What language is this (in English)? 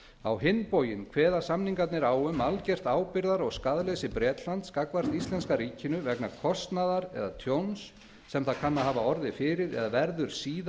Icelandic